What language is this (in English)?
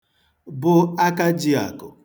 Igbo